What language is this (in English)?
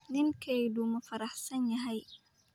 Somali